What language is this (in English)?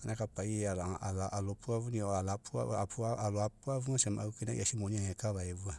Mekeo